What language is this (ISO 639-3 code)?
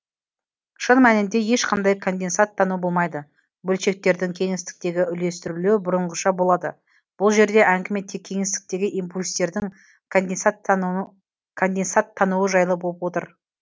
kaz